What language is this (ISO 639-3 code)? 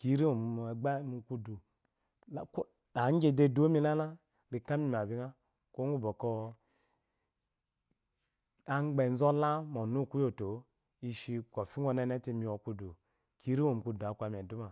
afo